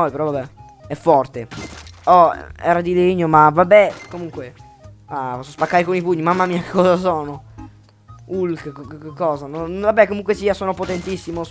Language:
Italian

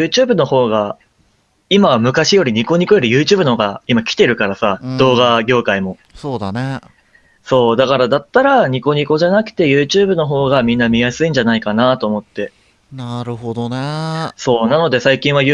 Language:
Japanese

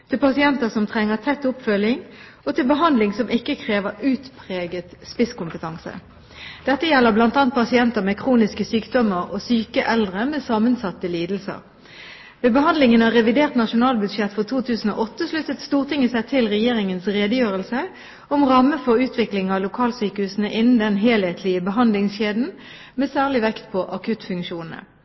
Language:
Norwegian Bokmål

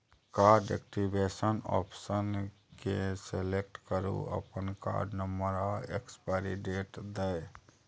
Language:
Maithili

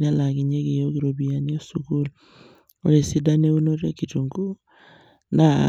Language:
Masai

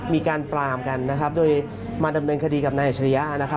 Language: Thai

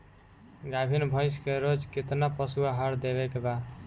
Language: Bhojpuri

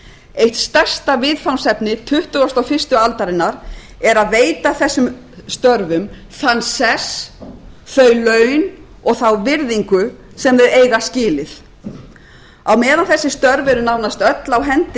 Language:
Icelandic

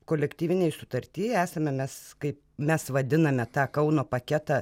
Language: Lithuanian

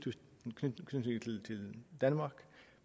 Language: Danish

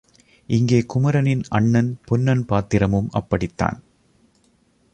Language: Tamil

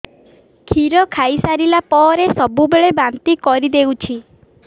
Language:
Odia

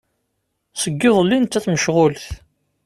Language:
Kabyle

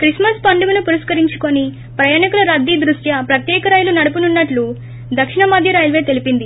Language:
Telugu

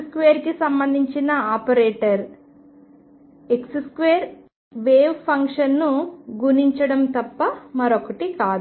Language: Telugu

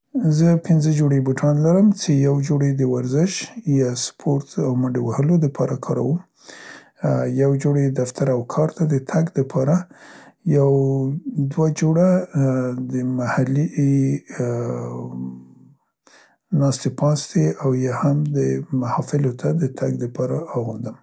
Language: Central Pashto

